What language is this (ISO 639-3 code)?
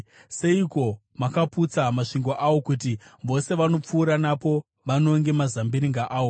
sna